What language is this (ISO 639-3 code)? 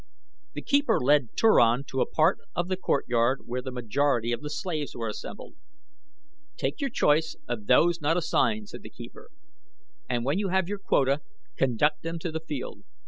eng